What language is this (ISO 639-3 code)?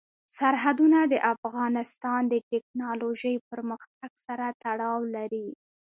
pus